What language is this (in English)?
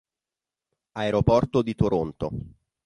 Italian